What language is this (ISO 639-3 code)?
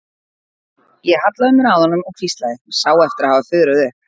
isl